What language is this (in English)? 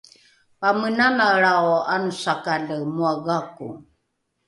Rukai